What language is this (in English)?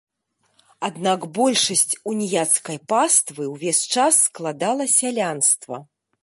Belarusian